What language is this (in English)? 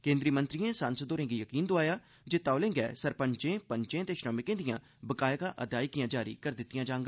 Dogri